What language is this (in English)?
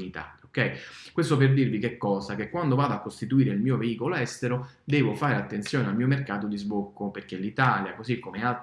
Italian